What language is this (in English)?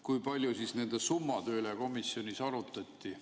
Estonian